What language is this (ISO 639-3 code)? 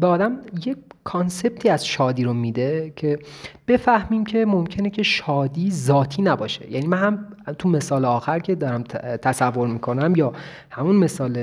fas